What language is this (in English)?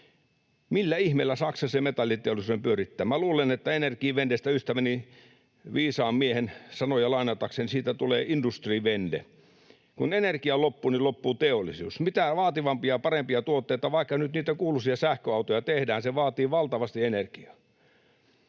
Finnish